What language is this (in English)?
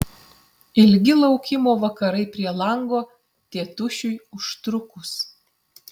Lithuanian